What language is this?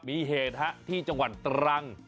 Thai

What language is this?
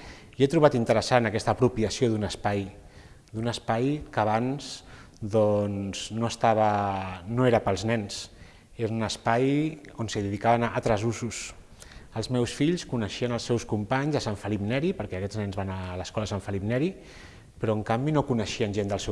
Catalan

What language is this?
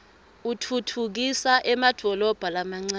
Swati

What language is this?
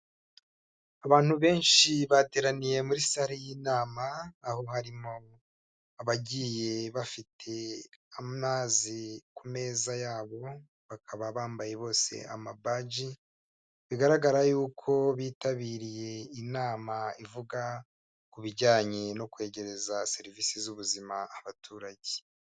Kinyarwanda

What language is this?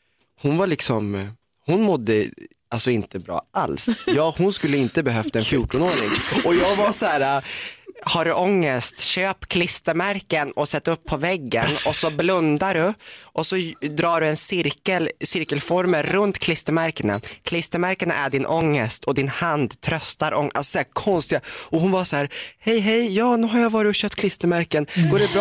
Swedish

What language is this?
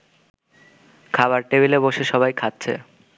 Bangla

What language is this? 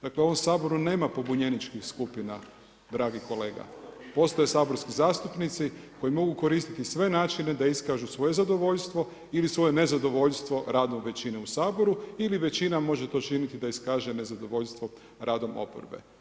Croatian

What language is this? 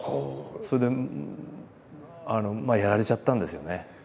Japanese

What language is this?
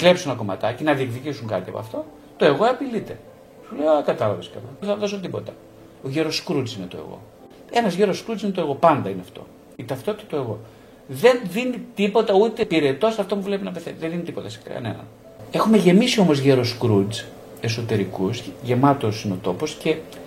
Greek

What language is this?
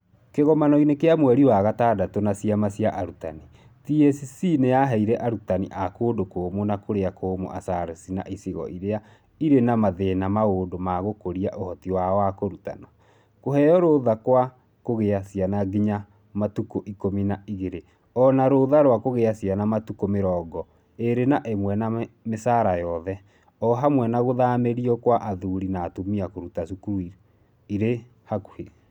Kikuyu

